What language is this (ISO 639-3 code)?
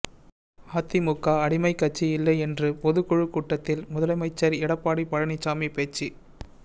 tam